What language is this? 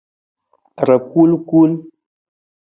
Nawdm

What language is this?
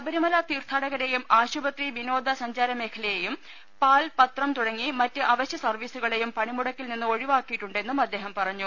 Malayalam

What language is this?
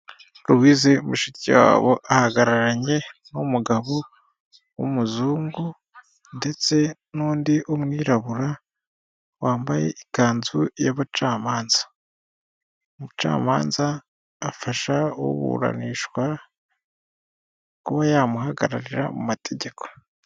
Kinyarwanda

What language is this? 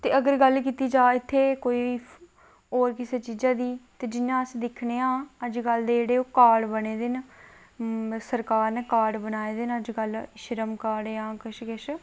Dogri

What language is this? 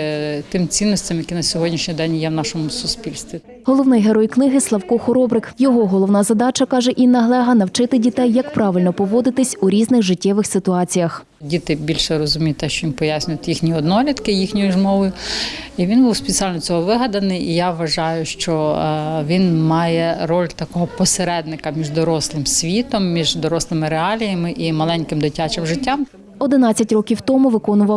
Ukrainian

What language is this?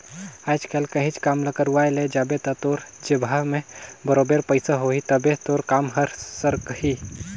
Chhattisgarhi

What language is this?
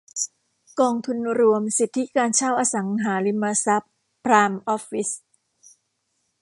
Thai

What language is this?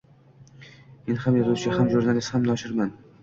Uzbek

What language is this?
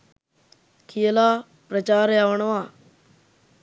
Sinhala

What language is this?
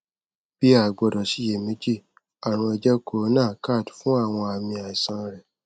Yoruba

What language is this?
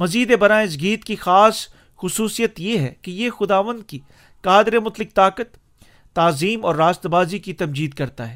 Urdu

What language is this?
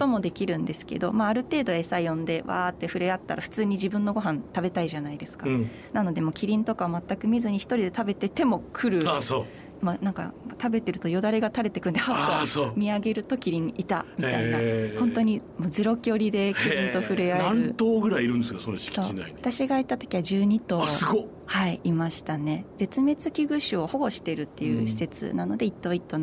Japanese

